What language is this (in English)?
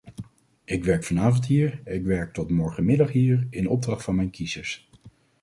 Dutch